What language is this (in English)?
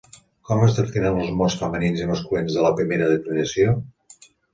Catalan